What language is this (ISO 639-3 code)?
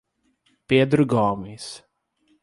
por